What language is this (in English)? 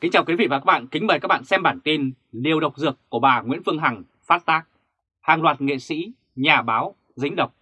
Vietnamese